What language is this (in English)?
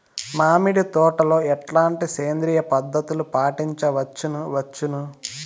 Telugu